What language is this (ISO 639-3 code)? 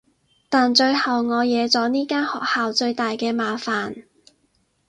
yue